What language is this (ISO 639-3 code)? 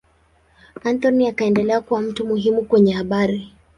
swa